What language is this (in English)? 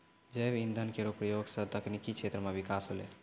Maithili